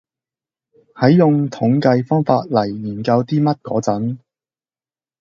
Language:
Cantonese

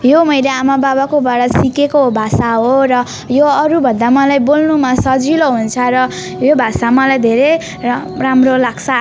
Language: Nepali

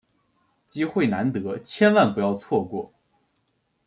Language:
Chinese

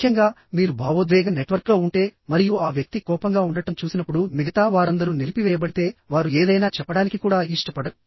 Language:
Telugu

